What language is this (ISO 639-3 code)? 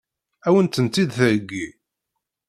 kab